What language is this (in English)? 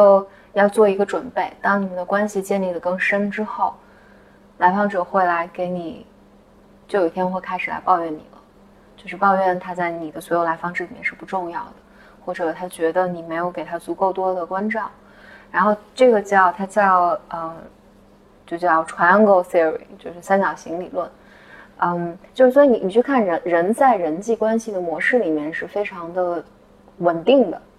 Chinese